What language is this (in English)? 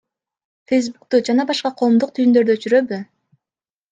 Kyrgyz